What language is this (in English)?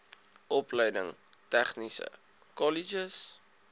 Afrikaans